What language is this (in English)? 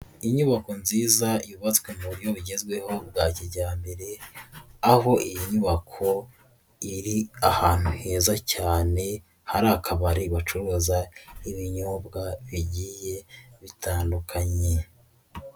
Kinyarwanda